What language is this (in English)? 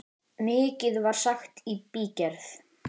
Icelandic